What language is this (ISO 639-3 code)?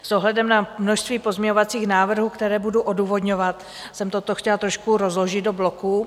ces